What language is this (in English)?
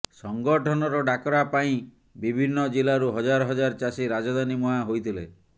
Odia